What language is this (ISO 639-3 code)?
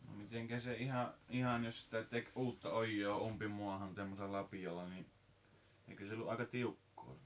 fin